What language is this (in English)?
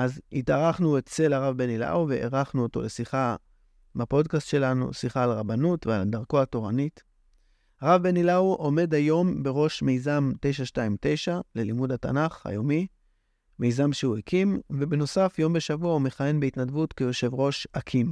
Hebrew